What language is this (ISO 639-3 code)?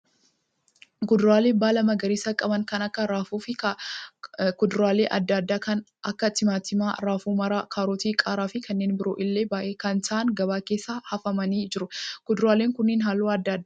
orm